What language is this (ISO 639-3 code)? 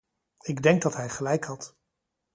nld